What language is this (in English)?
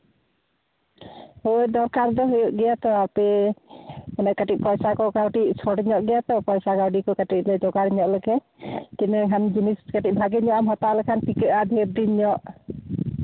Santali